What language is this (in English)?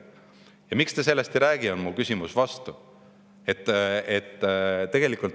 Estonian